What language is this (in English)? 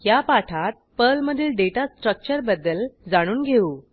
Marathi